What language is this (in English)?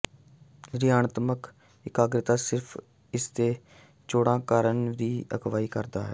Punjabi